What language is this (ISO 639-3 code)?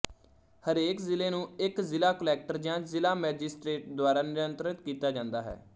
pan